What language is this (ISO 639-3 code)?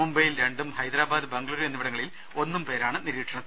mal